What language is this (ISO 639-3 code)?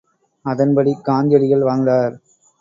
tam